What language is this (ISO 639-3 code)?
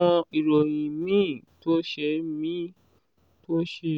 yor